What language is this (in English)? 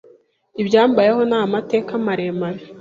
Kinyarwanda